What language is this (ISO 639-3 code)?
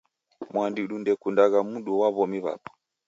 dav